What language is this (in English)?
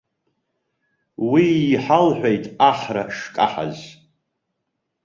Abkhazian